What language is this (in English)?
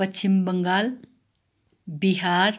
Nepali